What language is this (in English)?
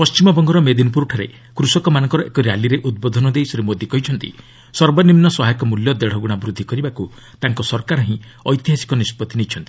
Odia